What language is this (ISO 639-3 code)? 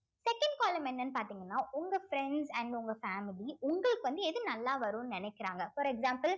tam